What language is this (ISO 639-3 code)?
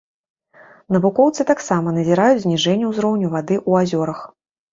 bel